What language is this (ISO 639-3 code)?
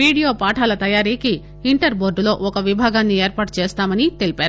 tel